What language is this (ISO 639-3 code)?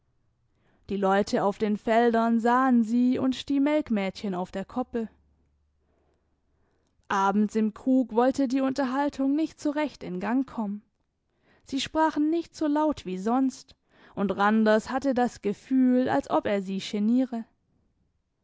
deu